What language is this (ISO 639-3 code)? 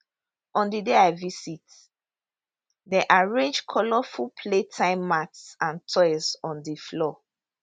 pcm